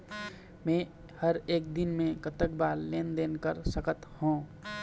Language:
Chhattisgarhi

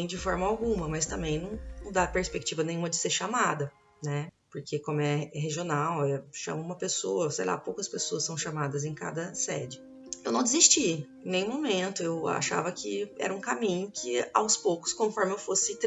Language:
Portuguese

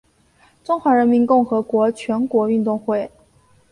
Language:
Chinese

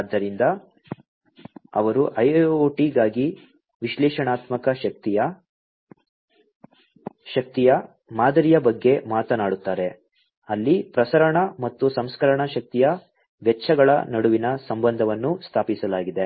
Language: Kannada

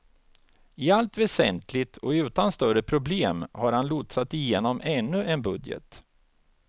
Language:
Swedish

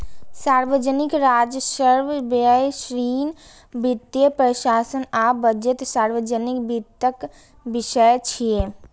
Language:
Maithili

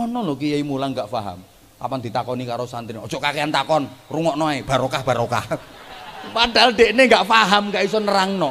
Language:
Indonesian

